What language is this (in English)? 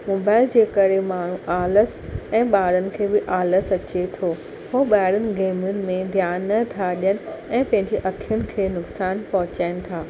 Sindhi